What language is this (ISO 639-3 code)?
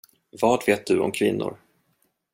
swe